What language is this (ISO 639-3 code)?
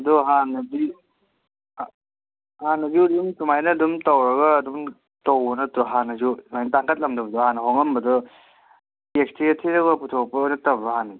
mni